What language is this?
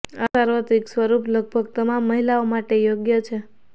Gujarati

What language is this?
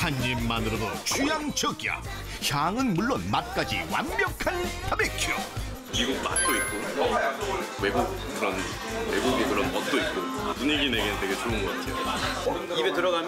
Korean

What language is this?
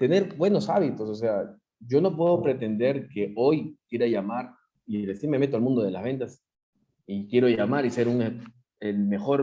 Spanish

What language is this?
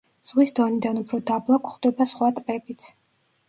Georgian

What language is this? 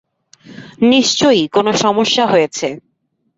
Bangla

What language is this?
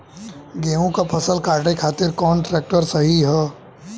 Bhojpuri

